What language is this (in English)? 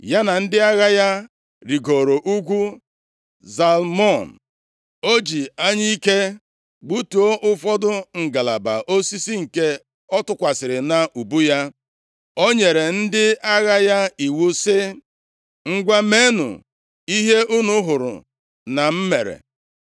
Igbo